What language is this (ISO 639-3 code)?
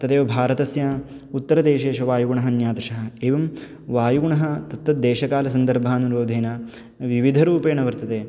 san